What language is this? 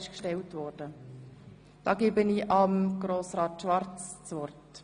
Swiss German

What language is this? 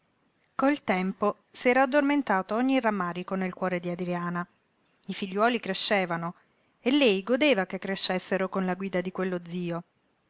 Italian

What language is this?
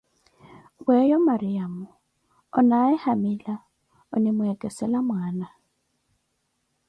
Koti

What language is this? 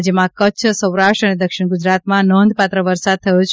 Gujarati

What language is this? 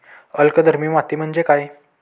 Marathi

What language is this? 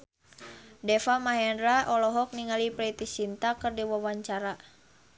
Sundanese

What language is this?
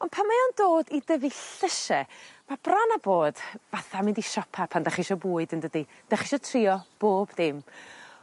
Welsh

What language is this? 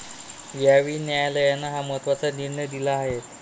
Marathi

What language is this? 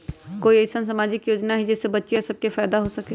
Magahi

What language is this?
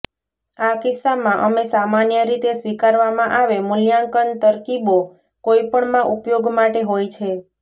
Gujarati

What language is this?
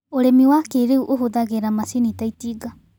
Kikuyu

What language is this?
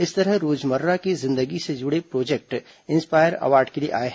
Hindi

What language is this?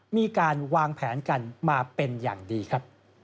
Thai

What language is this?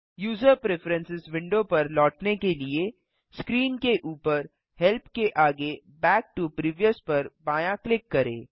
Hindi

